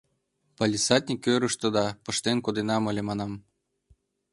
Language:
Mari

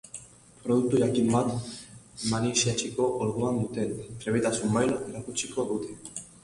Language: Basque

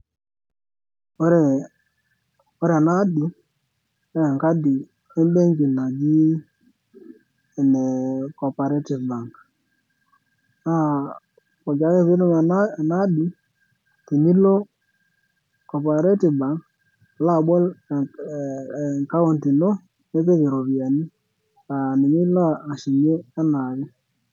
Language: Masai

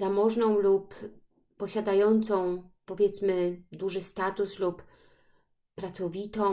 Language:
Polish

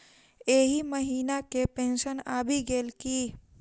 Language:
Maithili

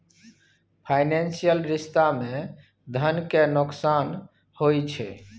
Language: Maithili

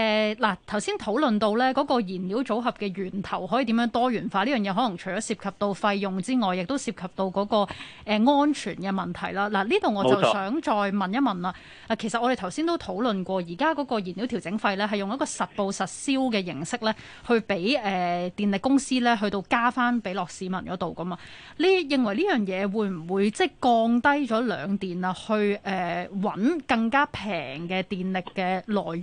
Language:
Chinese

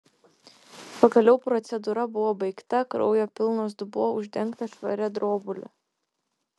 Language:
Lithuanian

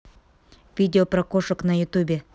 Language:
Russian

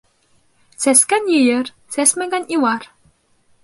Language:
Bashkir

